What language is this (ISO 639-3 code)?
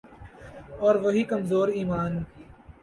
urd